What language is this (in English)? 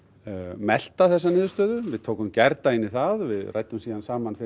Icelandic